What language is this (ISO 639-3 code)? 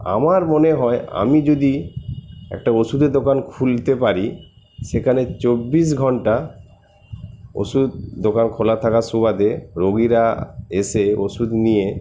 ben